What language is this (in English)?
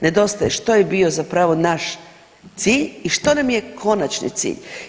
Croatian